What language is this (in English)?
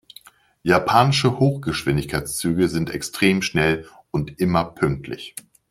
German